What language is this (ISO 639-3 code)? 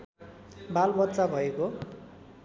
nep